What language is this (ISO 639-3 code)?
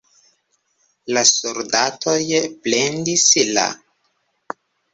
epo